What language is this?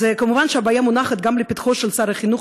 Hebrew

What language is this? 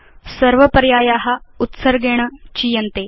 Sanskrit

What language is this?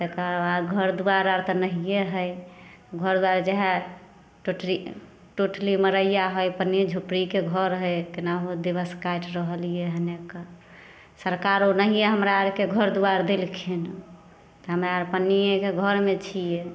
Maithili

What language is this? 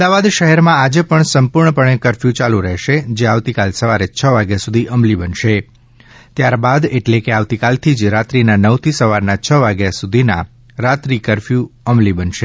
Gujarati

